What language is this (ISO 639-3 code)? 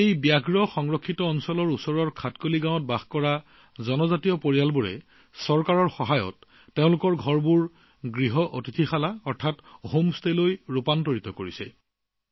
asm